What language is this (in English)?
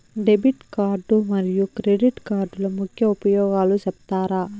Telugu